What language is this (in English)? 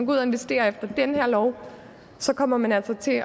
Danish